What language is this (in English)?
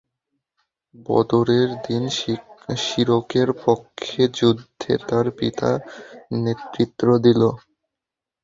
Bangla